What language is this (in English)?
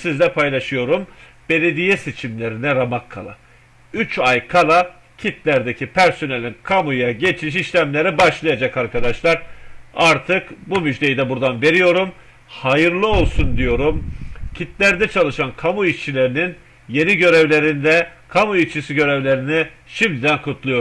Turkish